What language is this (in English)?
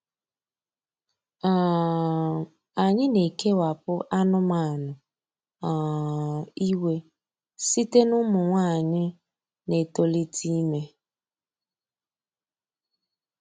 Igbo